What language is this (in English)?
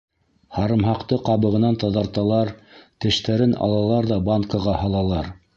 Bashkir